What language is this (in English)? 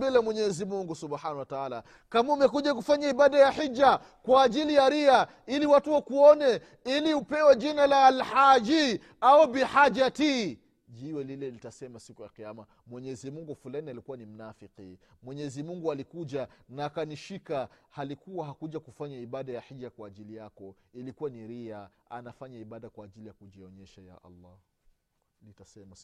Swahili